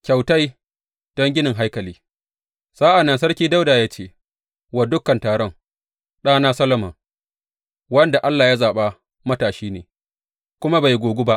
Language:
Hausa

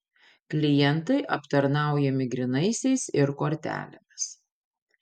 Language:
Lithuanian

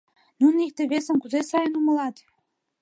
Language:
Mari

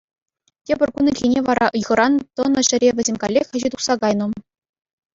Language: Chuvash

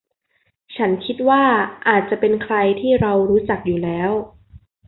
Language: Thai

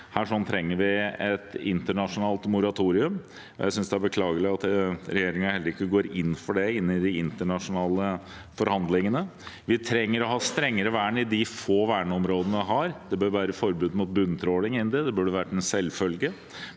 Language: Norwegian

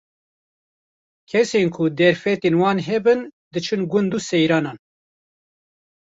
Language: Kurdish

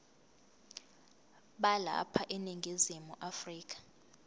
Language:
Zulu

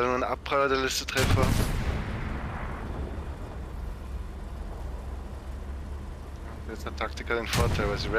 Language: German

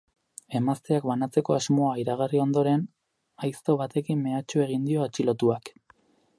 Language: Basque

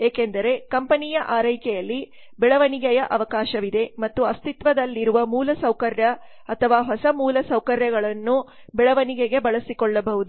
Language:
Kannada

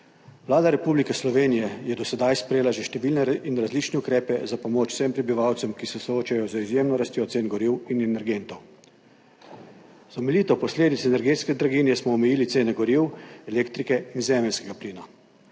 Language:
Slovenian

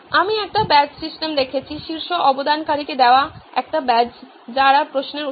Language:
Bangla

